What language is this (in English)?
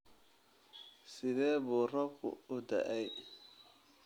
Somali